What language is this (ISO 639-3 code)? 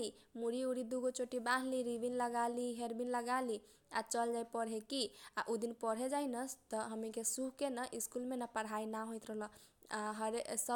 thq